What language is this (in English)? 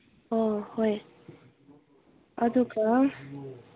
Manipuri